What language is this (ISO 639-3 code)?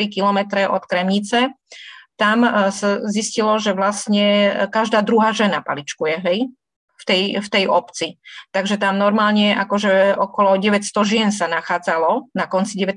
slk